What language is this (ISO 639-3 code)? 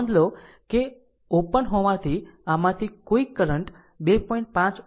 guj